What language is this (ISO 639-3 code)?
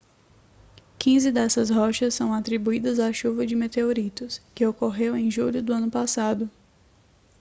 por